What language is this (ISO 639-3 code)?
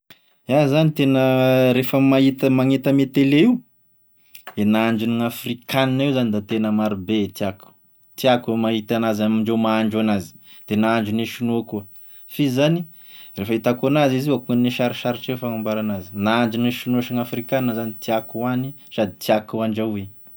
tkg